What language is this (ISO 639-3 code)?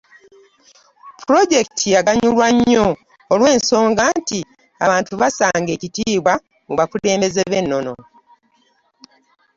lug